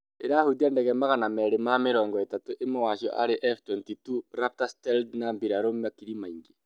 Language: Kikuyu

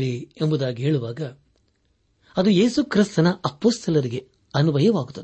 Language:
Kannada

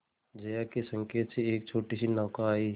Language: Hindi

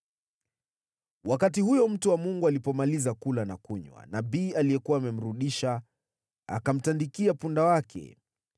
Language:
Swahili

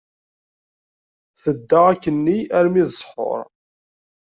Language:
Kabyle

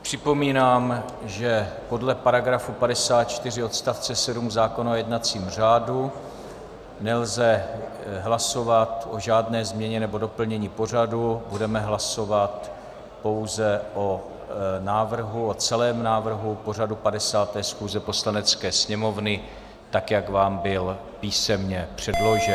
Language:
Czech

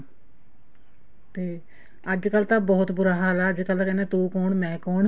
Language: Punjabi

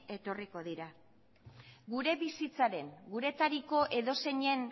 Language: Basque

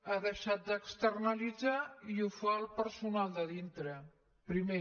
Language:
Catalan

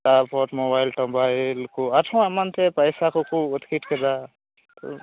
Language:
Santali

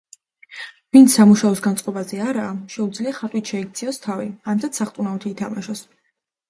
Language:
Georgian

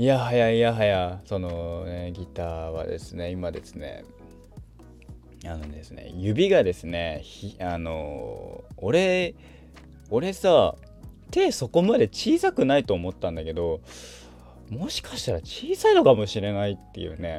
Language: Japanese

